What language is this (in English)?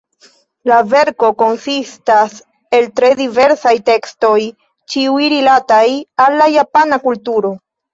Esperanto